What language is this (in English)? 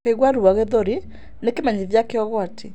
Kikuyu